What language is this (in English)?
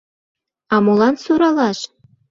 Mari